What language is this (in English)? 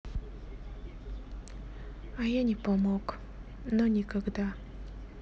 Russian